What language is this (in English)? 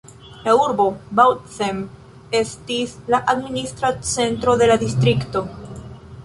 Esperanto